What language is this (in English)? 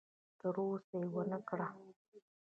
Pashto